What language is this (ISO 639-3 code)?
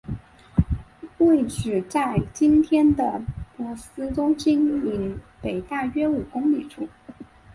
zho